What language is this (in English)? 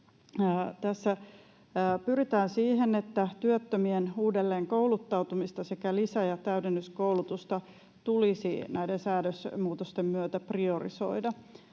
Finnish